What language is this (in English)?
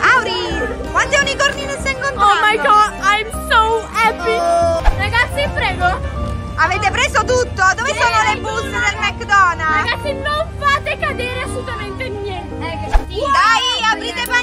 Italian